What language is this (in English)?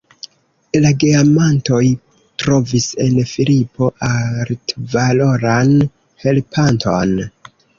Esperanto